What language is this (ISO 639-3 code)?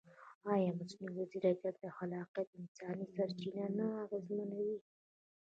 pus